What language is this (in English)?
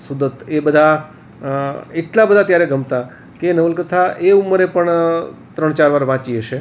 Gujarati